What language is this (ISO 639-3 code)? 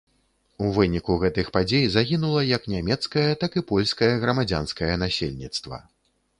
bel